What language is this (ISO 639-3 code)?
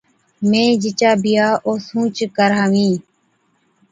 odk